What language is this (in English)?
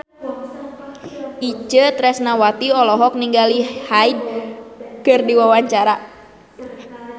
Sundanese